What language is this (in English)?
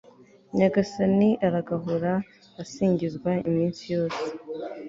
Kinyarwanda